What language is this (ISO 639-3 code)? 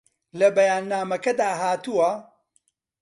ckb